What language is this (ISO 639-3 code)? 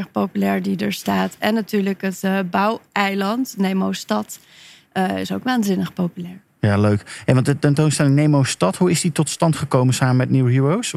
nld